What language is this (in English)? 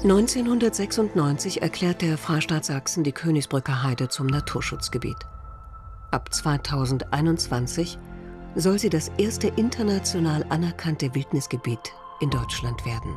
German